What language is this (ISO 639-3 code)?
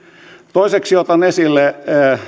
fin